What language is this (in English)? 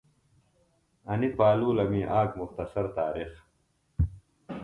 Phalura